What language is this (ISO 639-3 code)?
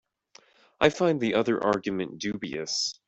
eng